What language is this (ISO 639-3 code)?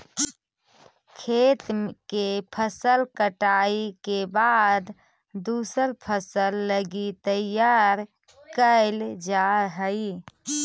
mag